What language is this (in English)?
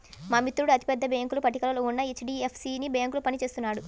Telugu